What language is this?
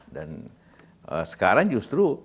Indonesian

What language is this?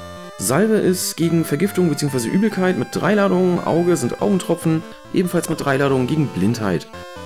German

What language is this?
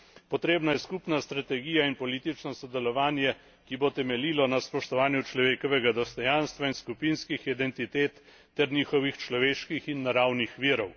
Slovenian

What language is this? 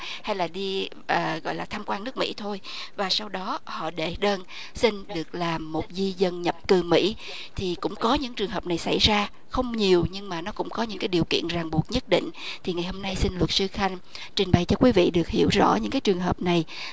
Vietnamese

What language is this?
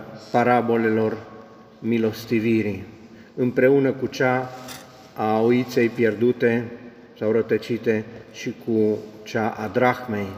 Romanian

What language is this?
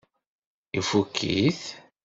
Kabyle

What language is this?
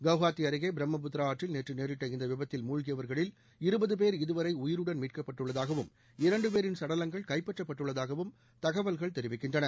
Tamil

